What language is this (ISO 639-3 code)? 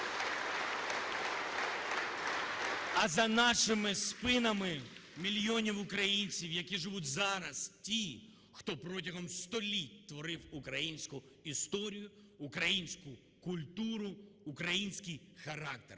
ukr